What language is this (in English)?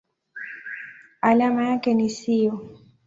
Swahili